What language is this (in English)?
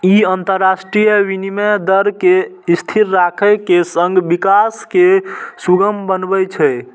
Maithili